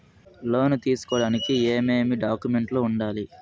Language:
Telugu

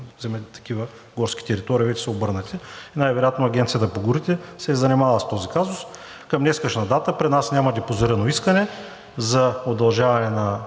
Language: Bulgarian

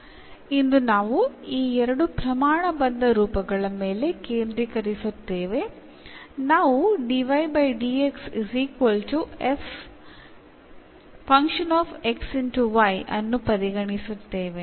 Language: Malayalam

